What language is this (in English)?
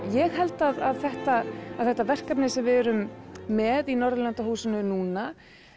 Icelandic